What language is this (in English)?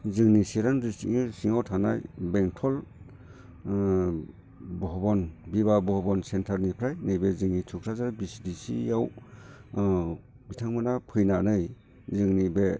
Bodo